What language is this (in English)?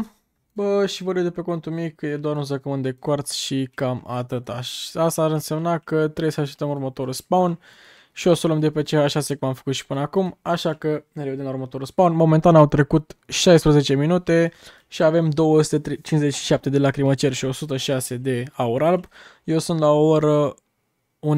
Romanian